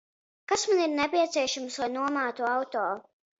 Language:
Latvian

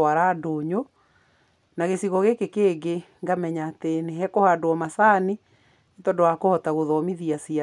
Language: Kikuyu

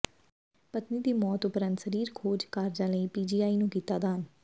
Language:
Punjabi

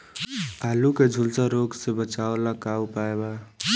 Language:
Bhojpuri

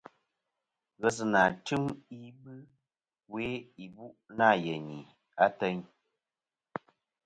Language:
Kom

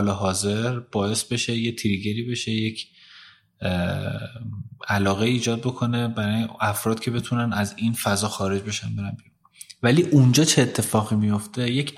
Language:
Persian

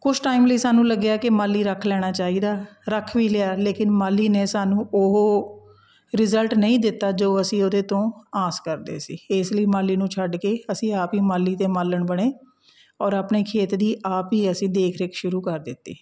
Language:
Punjabi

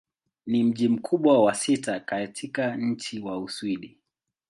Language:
Swahili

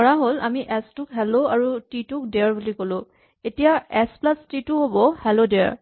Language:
Assamese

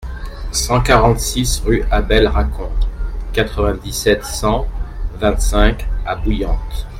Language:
French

